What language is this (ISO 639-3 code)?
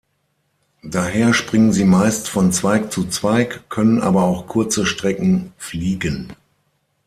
deu